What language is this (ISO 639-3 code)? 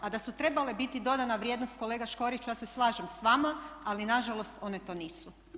hrv